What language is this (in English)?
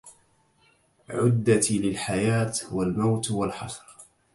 Arabic